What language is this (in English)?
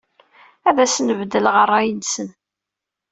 Kabyle